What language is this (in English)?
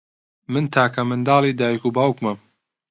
Central Kurdish